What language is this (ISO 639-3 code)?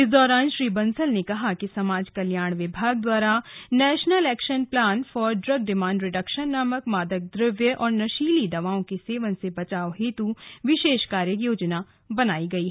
hin